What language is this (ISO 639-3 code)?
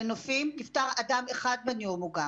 heb